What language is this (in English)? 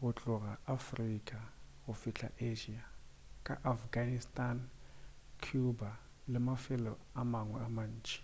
Northern Sotho